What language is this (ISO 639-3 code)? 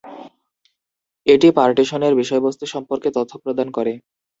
ben